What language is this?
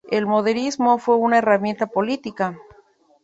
Spanish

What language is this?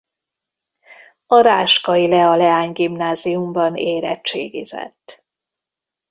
Hungarian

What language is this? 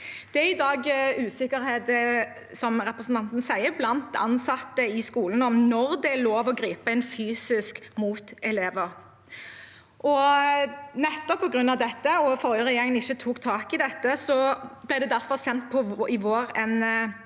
Norwegian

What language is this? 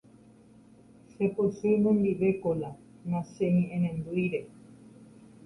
Guarani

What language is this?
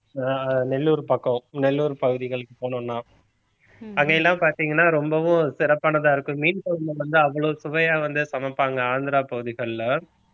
Tamil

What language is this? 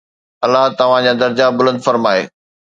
Sindhi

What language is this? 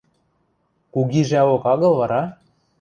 Western Mari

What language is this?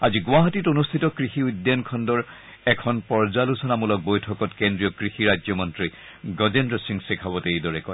Assamese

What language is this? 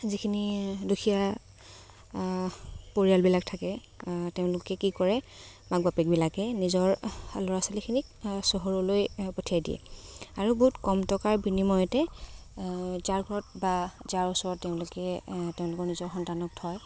Assamese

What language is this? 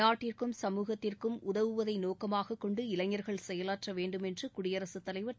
Tamil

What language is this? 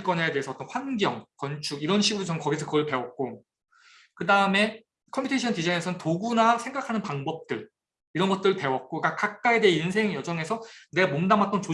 Korean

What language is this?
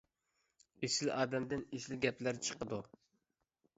Uyghur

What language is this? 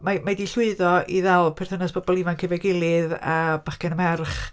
Welsh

